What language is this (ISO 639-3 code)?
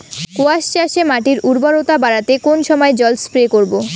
ben